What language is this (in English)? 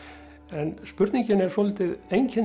Icelandic